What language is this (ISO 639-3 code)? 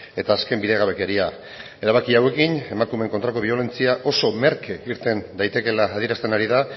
eus